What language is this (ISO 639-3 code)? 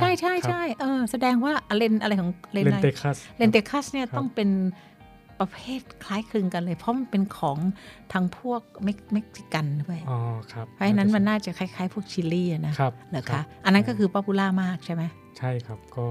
tha